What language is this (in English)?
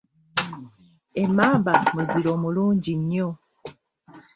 Ganda